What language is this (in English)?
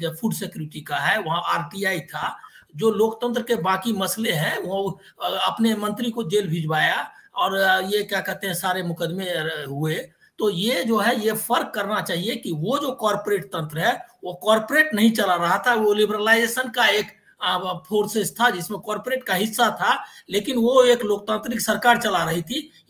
Hindi